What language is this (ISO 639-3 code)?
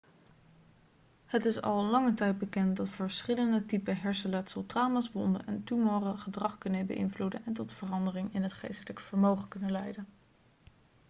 nld